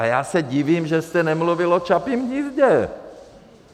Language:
Czech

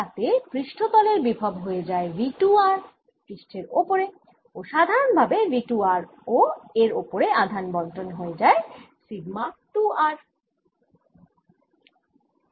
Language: Bangla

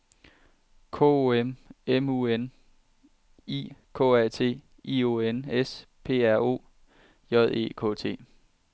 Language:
Danish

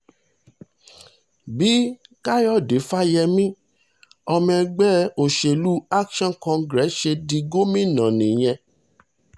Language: Yoruba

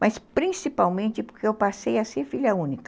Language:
Portuguese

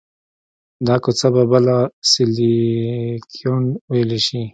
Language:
Pashto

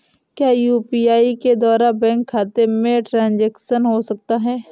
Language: Hindi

